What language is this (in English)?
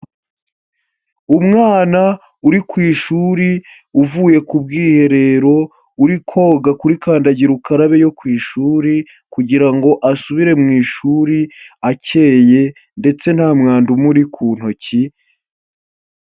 Kinyarwanda